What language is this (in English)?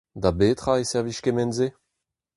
Breton